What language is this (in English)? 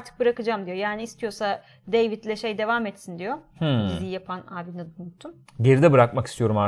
Turkish